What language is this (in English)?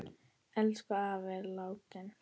Icelandic